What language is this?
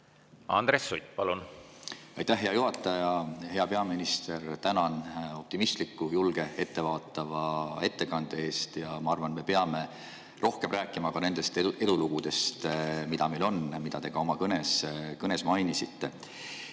Estonian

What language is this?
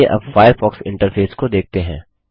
Hindi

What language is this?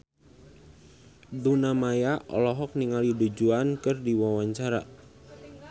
Sundanese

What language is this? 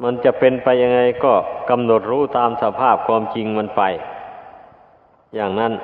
Thai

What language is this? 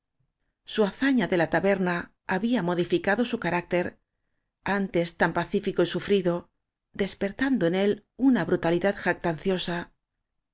Spanish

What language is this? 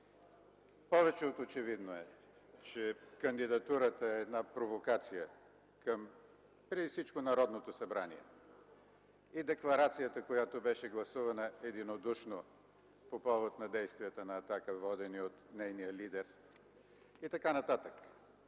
Bulgarian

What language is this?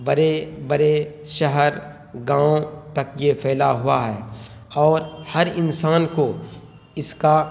Urdu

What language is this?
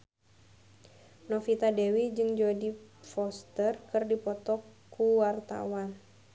Sundanese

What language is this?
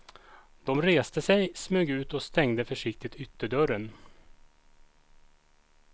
Swedish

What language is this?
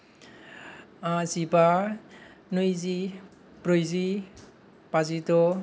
Bodo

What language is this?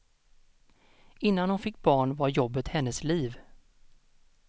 Swedish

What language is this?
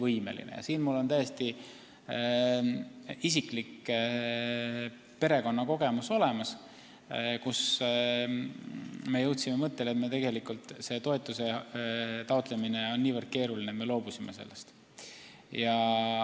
Estonian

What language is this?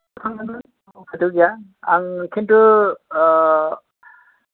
Bodo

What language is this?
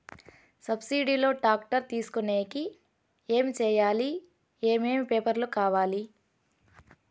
Telugu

